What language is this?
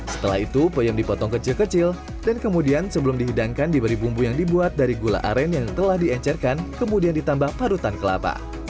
Indonesian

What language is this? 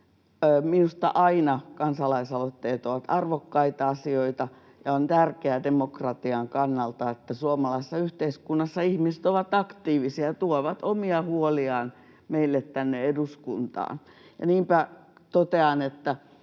Finnish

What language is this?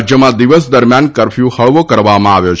Gujarati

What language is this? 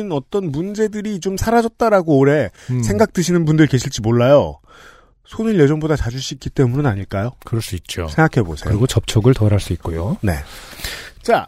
Korean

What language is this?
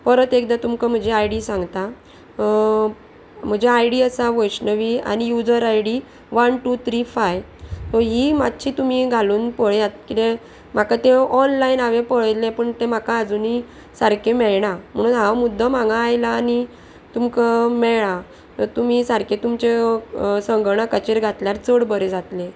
Konkani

